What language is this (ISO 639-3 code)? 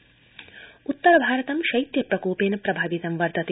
san